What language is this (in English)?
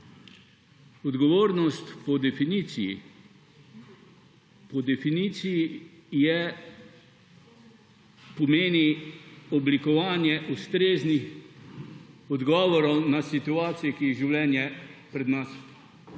Slovenian